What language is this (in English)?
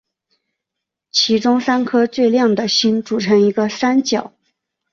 Chinese